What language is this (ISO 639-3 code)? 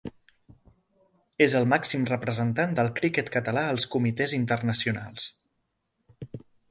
cat